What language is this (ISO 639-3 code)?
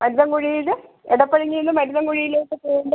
mal